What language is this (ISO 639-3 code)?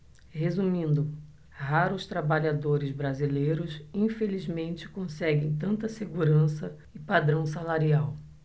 por